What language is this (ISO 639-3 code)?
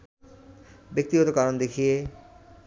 ben